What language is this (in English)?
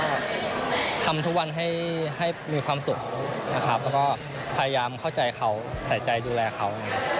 Thai